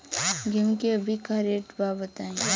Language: Bhojpuri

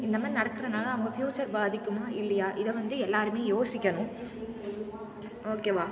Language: Tamil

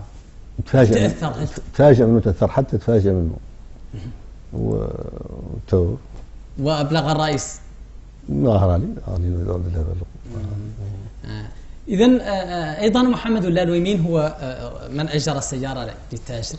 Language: Arabic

